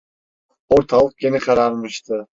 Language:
Turkish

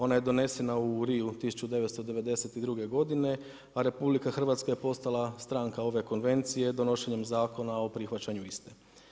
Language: Croatian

